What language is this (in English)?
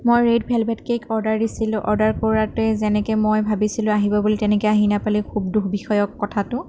Assamese